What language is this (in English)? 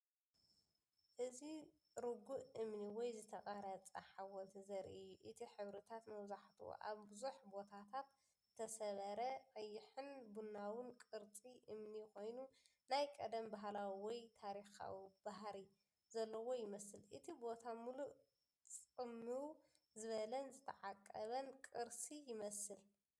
Tigrinya